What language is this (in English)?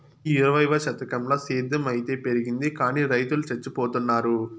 Telugu